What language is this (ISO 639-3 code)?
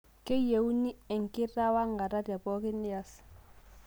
mas